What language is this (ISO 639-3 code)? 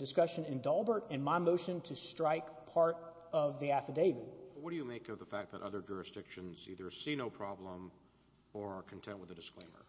eng